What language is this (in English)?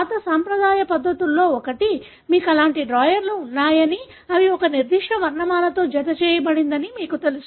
Telugu